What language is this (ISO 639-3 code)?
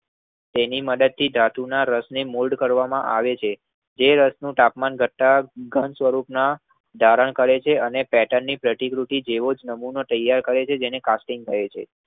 guj